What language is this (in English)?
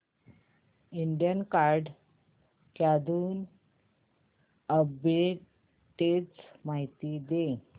Marathi